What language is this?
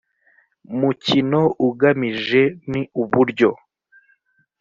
Kinyarwanda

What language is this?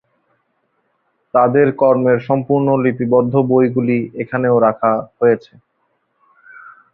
Bangla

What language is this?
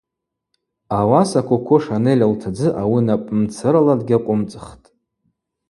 Abaza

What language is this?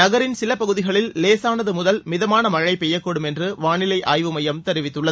Tamil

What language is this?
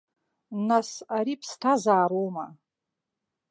Abkhazian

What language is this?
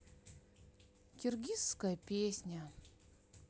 Russian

